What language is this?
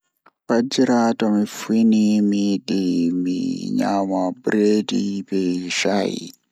Fula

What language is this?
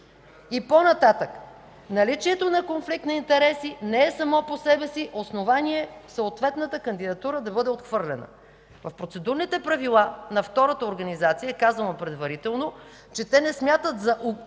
Bulgarian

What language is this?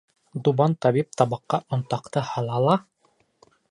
Bashkir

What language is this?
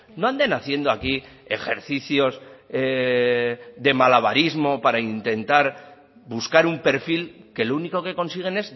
Spanish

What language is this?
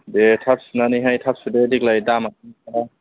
Bodo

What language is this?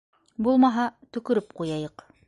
Bashkir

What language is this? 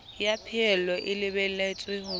Southern Sotho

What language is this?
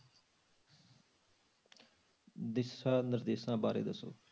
Punjabi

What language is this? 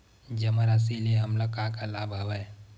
Chhattisgarhi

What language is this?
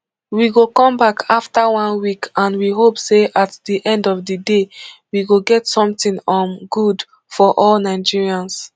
Nigerian Pidgin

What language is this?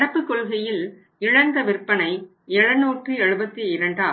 Tamil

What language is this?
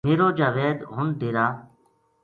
Gujari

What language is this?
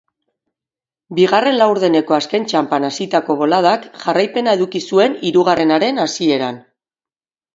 Basque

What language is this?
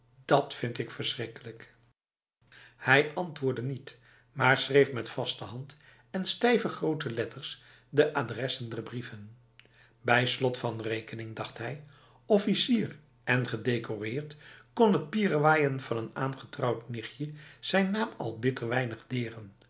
Dutch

